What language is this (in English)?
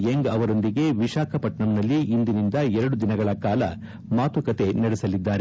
Kannada